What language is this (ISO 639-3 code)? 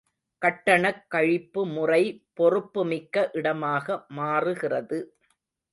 tam